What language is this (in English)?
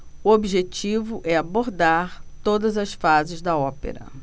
Portuguese